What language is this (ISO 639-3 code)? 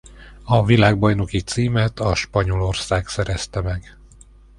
hun